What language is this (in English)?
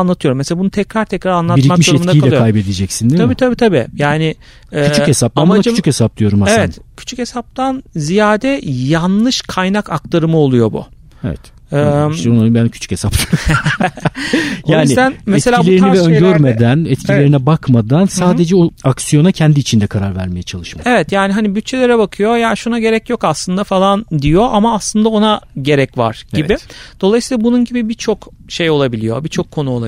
Turkish